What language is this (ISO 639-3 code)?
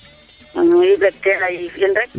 srr